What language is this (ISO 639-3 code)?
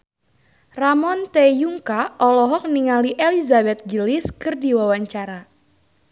sun